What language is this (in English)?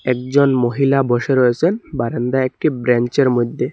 Bangla